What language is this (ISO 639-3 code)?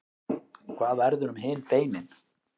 isl